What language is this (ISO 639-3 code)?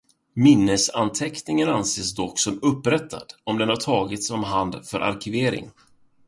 swe